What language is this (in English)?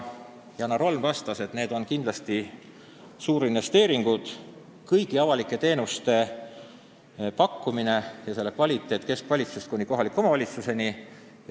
Estonian